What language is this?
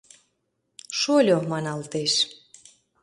Mari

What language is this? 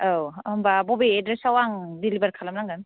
Bodo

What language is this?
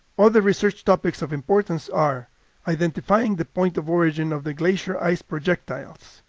English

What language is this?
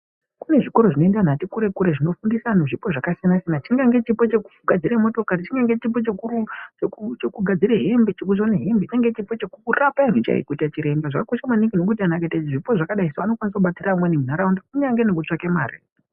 Ndau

